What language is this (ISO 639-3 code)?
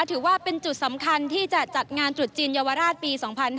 tha